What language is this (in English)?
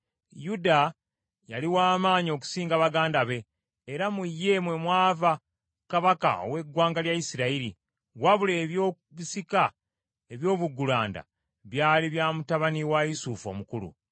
Ganda